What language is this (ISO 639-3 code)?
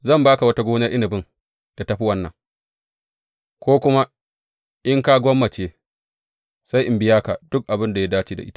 hau